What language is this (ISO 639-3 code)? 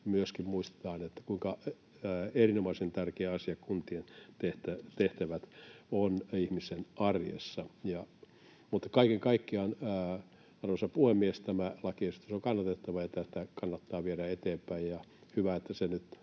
fin